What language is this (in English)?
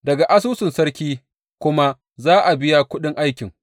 Hausa